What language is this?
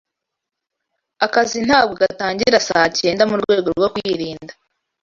Kinyarwanda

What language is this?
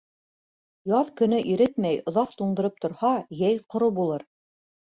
Bashkir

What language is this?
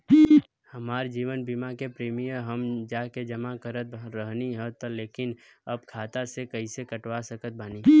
Bhojpuri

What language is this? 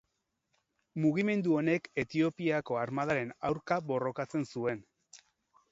Basque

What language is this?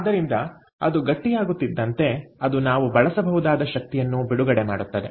Kannada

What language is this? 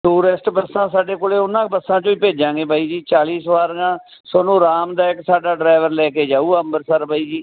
Punjabi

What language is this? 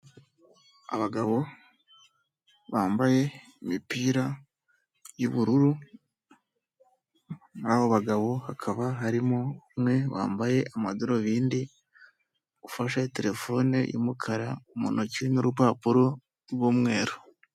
Kinyarwanda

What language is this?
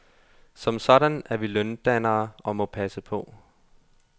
Danish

